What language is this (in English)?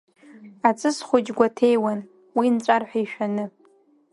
Abkhazian